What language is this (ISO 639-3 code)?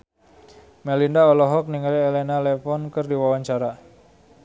sun